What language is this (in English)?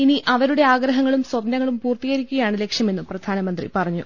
Malayalam